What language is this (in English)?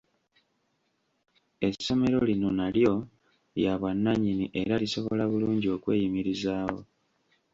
Ganda